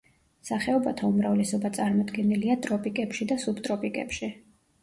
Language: Georgian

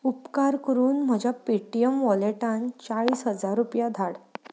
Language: Konkani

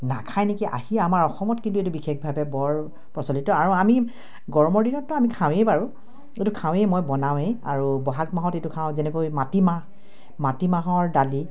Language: Assamese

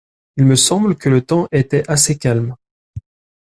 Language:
French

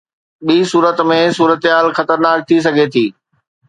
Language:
Sindhi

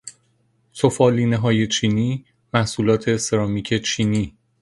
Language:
Persian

